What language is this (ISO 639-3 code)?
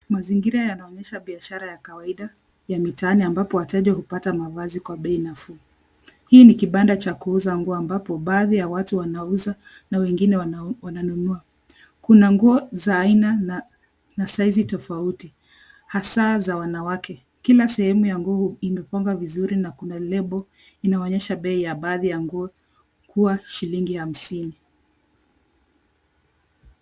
swa